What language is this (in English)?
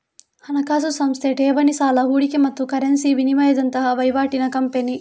Kannada